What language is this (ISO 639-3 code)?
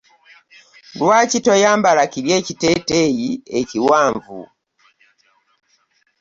lug